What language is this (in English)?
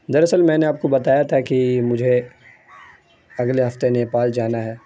Urdu